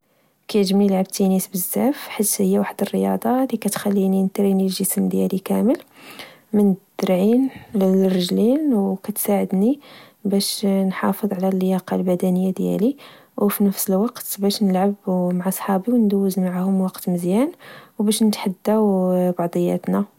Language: Moroccan Arabic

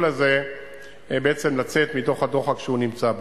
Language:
Hebrew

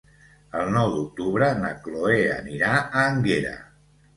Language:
Catalan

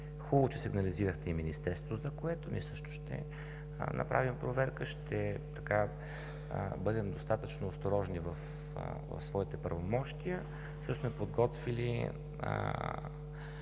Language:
Bulgarian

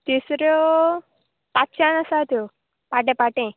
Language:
Konkani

